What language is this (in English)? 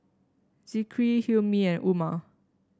English